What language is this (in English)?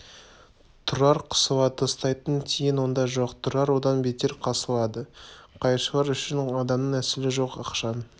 Kazakh